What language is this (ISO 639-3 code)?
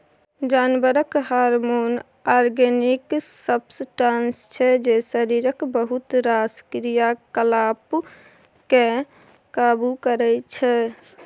mai